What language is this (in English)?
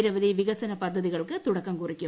Malayalam